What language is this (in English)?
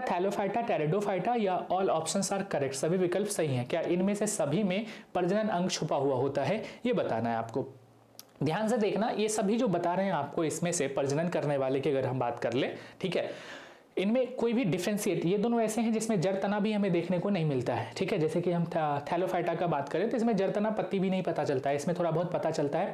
Hindi